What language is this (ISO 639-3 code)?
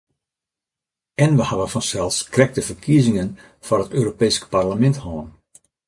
fry